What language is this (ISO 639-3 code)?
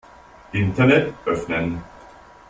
deu